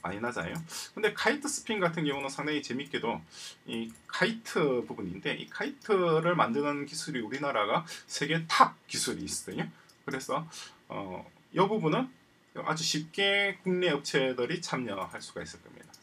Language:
Korean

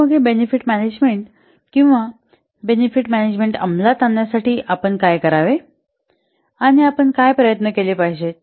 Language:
Marathi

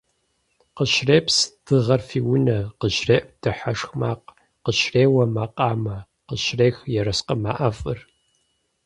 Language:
Kabardian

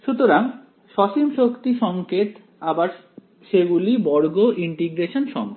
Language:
Bangla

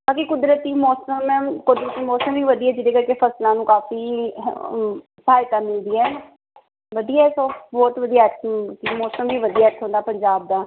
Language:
Punjabi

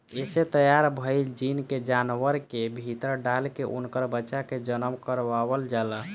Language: Bhojpuri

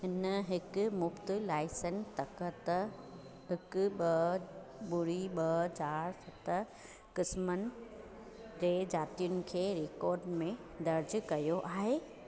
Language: Sindhi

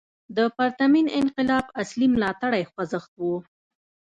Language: Pashto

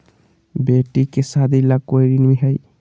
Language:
Magahi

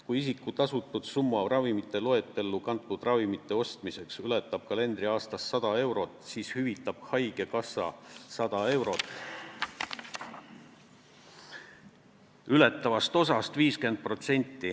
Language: Estonian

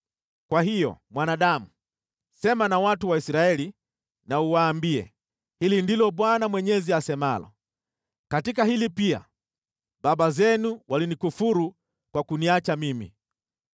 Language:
Swahili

